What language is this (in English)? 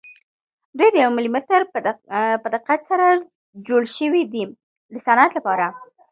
Pashto